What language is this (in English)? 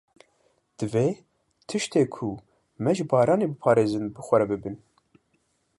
Kurdish